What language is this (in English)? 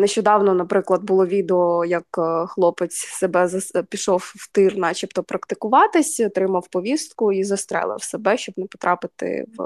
Ukrainian